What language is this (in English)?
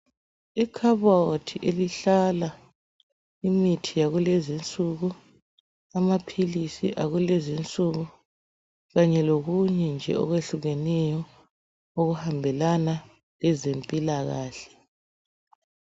North Ndebele